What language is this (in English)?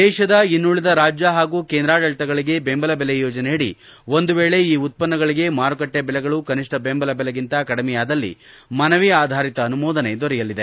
Kannada